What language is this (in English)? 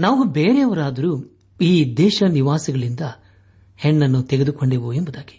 Kannada